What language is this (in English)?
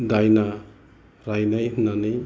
Bodo